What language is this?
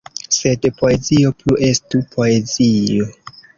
Esperanto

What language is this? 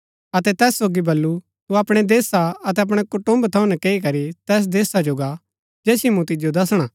Gaddi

